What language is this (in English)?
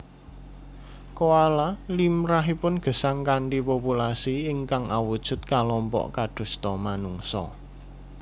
Javanese